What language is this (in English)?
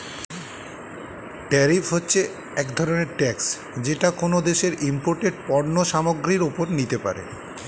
Bangla